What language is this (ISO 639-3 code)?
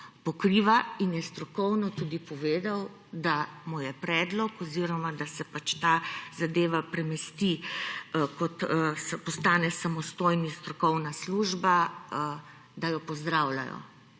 slv